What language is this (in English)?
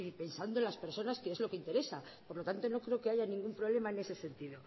Spanish